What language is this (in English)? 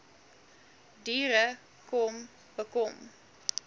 Afrikaans